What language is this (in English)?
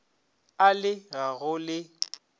Northern Sotho